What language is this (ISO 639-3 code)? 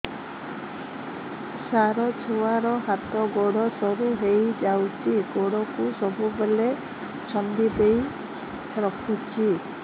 ori